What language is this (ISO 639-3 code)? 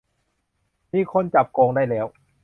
tha